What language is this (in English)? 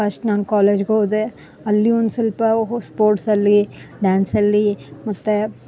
Kannada